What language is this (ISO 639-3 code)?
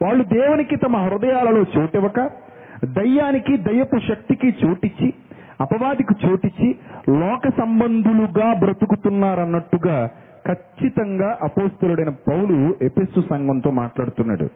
tel